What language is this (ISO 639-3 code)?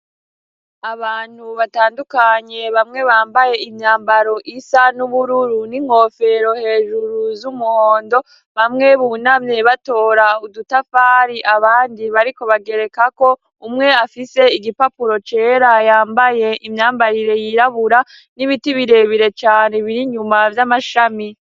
run